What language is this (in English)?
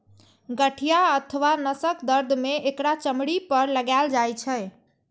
Maithili